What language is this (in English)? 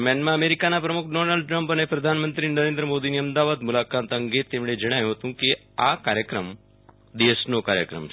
Gujarati